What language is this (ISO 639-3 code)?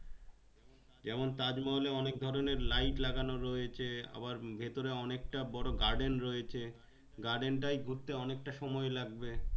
ben